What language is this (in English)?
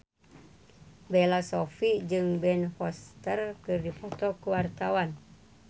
Sundanese